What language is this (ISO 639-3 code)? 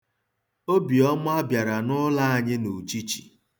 ibo